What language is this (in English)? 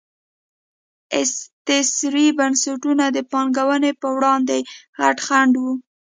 Pashto